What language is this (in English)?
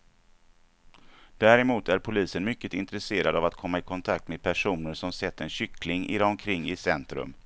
Swedish